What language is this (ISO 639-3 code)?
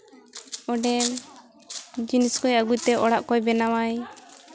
sat